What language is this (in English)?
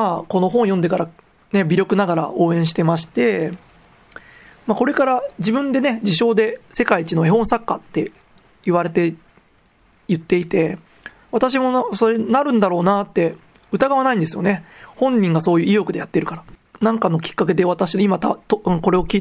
Japanese